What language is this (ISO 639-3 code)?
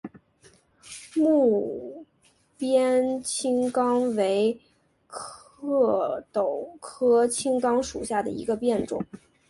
zho